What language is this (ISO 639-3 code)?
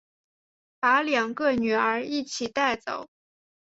zho